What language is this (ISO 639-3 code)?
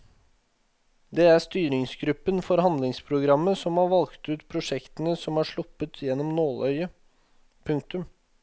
nor